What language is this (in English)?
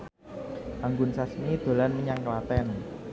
Javanese